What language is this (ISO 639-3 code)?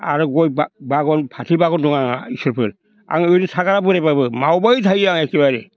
brx